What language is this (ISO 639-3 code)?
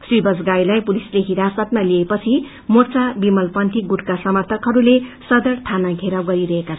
nep